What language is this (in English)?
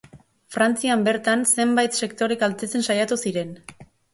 Basque